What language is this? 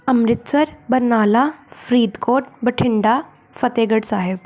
Punjabi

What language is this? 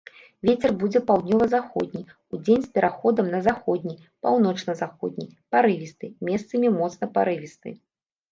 Belarusian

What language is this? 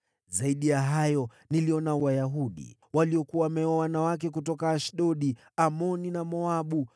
Swahili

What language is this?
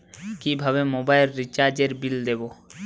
Bangla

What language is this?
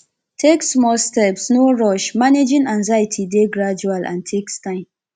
Nigerian Pidgin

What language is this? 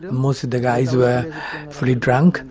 English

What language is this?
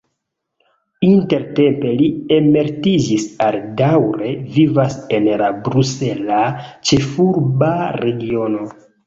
Esperanto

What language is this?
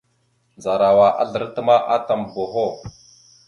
Mada (Cameroon)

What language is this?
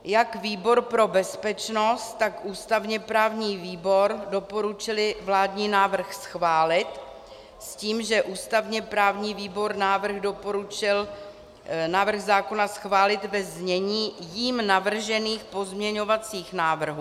Czech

